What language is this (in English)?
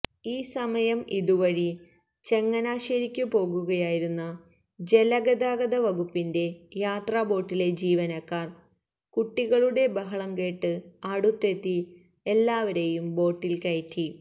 Malayalam